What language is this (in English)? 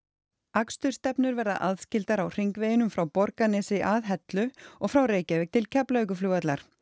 Icelandic